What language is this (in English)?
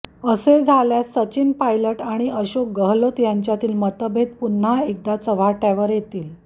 Marathi